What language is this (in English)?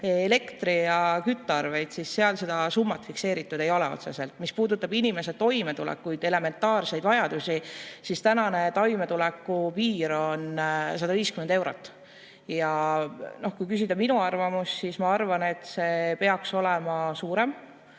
Estonian